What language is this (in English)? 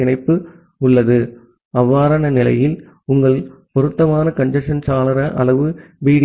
Tamil